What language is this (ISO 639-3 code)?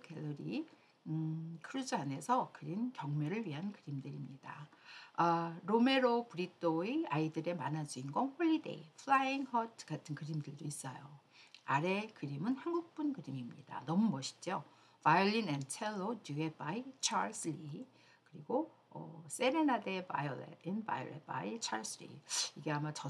kor